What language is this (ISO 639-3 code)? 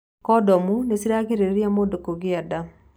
kik